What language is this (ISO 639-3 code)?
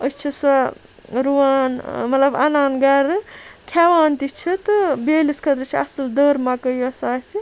kas